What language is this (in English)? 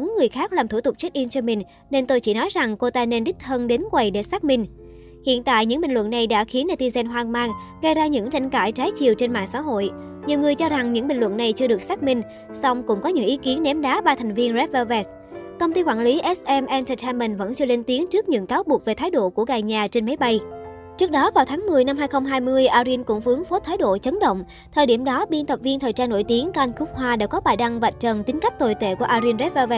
Vietnamese